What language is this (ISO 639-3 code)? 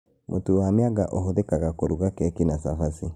kik